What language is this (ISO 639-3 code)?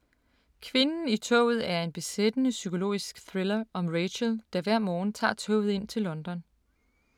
dan